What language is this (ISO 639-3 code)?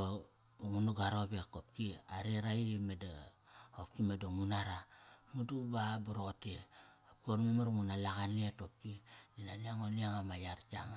ckr